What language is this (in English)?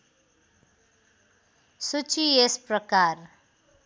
Nepali